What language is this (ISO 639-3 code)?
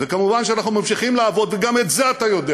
heb